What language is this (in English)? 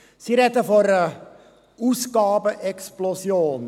Swiss German